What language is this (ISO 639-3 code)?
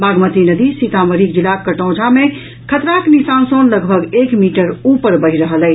mai